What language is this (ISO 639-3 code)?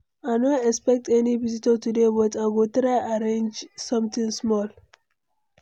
pcm